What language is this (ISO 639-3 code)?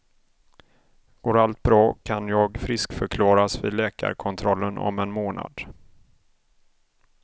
swe